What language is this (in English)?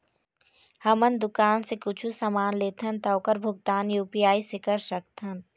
Chhattisgarhi